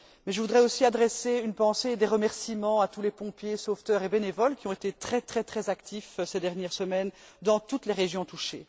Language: French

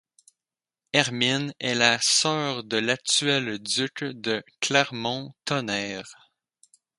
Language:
French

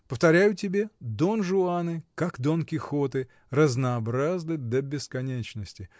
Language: Russian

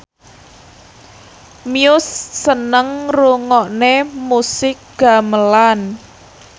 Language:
Javanese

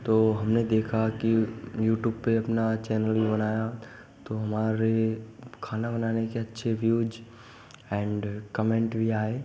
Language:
Hindi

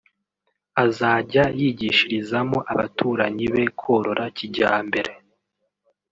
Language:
Kinyarwanda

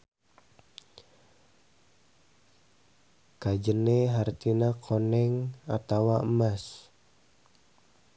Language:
Sundanese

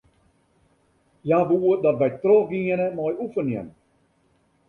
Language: Western Frisian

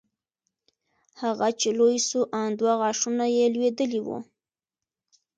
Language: Pashto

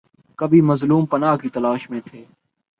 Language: Urdu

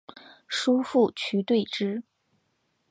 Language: Chinese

